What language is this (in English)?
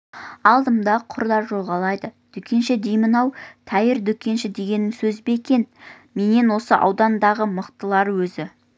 Kazakh